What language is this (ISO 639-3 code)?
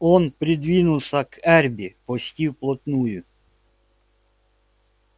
rus